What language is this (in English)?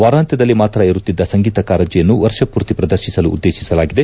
Kannada